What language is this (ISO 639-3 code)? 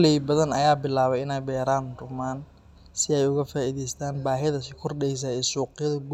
som